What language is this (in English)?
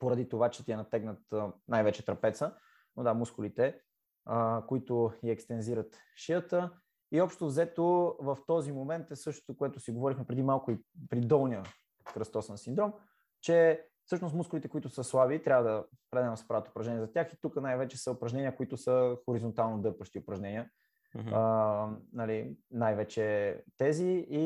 Bulgarian